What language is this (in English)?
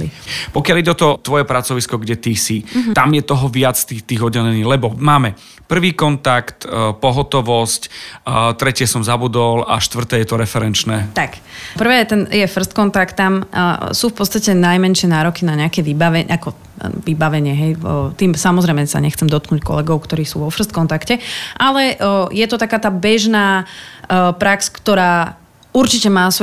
Slovak